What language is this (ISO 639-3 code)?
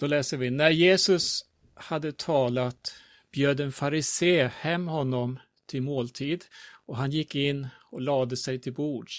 swe